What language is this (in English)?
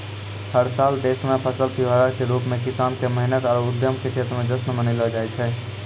Maithili